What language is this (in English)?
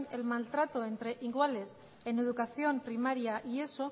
Spanish